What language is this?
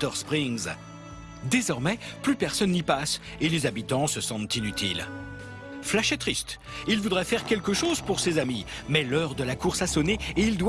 French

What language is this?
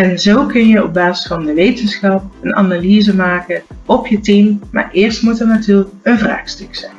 Dutch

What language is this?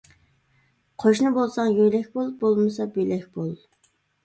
Uyghur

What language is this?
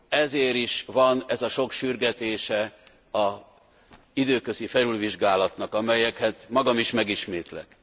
Hungarian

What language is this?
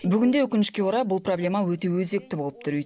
Kazakh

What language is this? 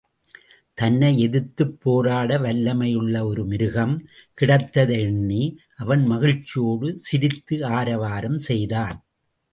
Tamil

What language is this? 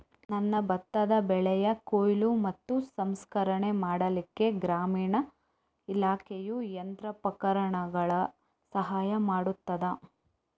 Kannada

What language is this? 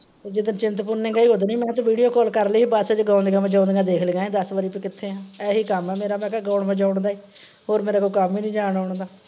Punjabi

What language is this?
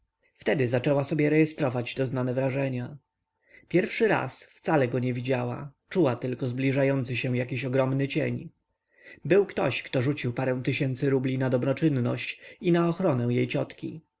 Polish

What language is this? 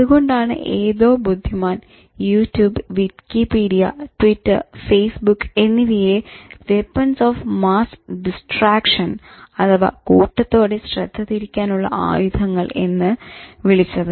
Malayalam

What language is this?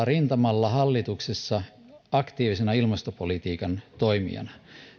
Finnish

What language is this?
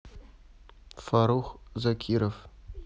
Russian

